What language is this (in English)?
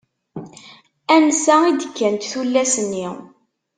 Kabyle